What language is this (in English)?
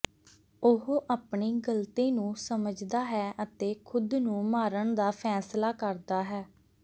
Punjabi